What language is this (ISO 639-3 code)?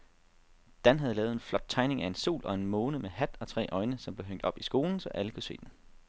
dan